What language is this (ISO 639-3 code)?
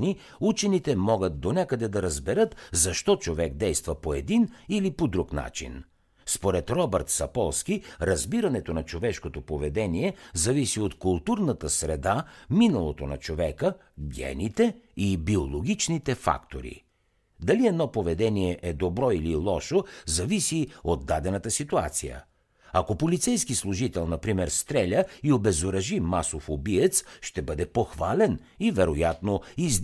bul